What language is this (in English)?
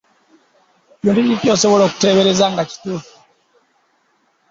Ganda